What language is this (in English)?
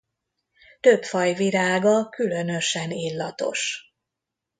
Hungarian